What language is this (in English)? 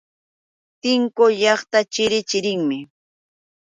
Yauyos Quechua